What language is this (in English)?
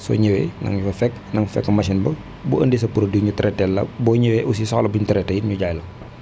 Wolof